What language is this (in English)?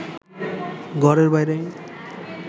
Bangla